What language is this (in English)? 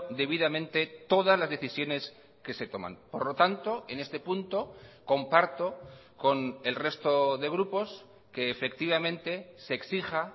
Spanish